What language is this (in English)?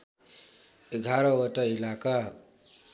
Nepali